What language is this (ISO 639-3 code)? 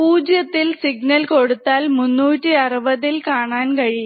mal